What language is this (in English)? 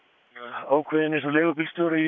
Icelandic